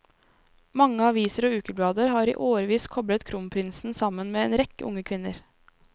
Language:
Norwegian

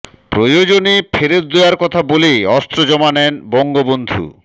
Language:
Bangla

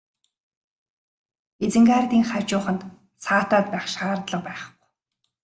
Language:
Mongolian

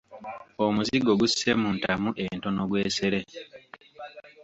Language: Ganda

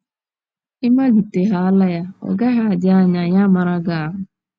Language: Igbo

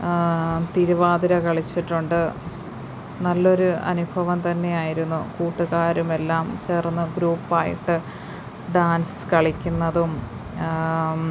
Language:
Malayalam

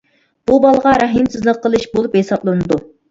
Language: Uyghur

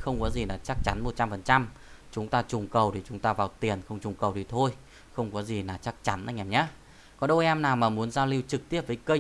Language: Vietnamese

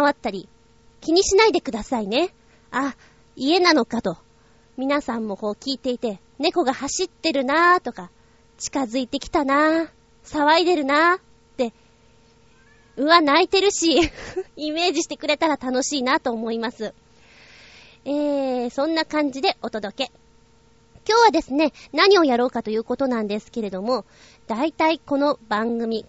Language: Japanese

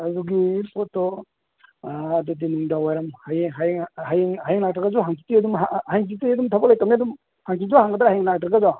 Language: Manipuri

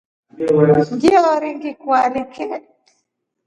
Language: Rombo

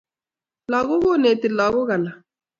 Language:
Kalenjin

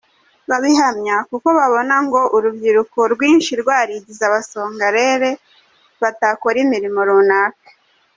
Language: Kinyarwanda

